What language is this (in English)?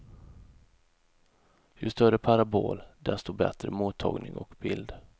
Swedish